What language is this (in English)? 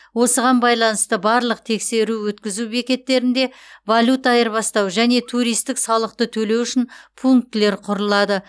Kazakh